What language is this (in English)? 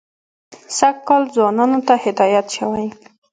Pashto